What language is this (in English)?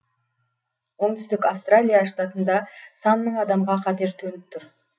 Kazakh